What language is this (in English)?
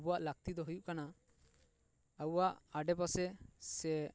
Santali